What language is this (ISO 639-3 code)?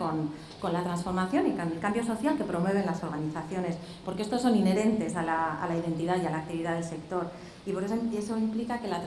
spa